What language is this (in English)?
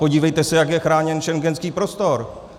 Czech